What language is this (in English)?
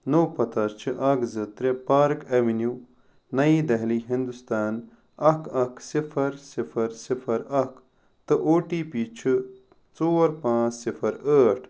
Kashmiri